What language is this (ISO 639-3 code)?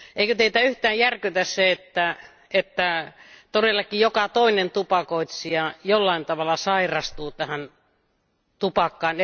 fin